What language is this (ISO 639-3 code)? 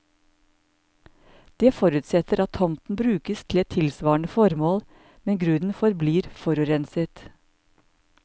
nor